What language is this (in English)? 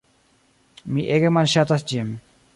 Esperanto